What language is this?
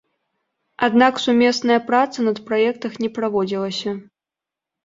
Belarusian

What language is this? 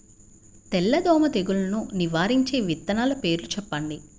Telugu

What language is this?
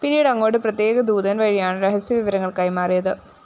Malayalam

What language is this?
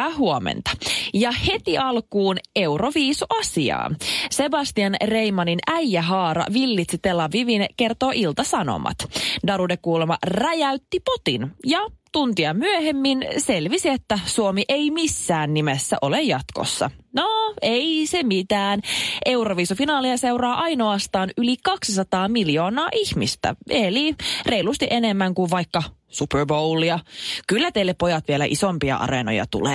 Finnish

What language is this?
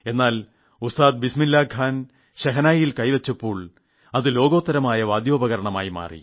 Malayalam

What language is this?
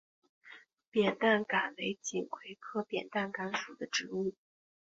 Chinese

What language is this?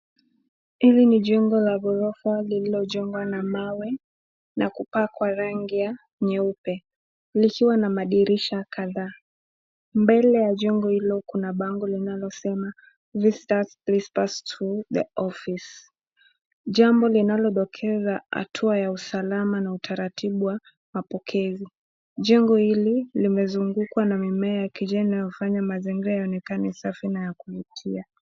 Swahili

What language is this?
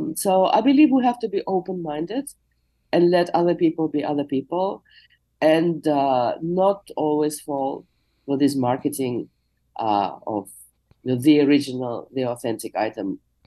English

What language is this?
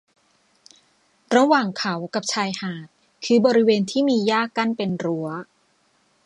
Thai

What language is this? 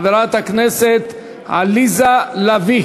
Hebrew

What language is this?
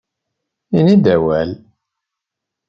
Kabyle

